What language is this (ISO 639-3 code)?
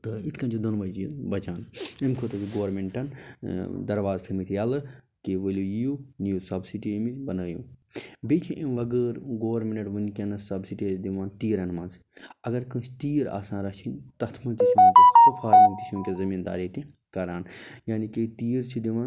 kas